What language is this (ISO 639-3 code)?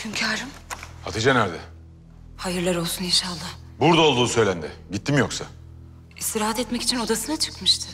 tur